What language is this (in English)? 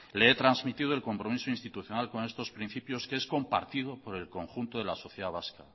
Spanish